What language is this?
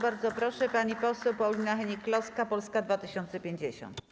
Polish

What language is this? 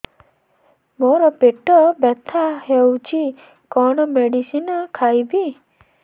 Odia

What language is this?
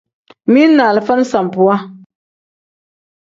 Tem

